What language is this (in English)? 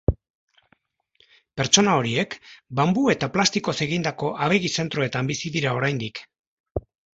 Basque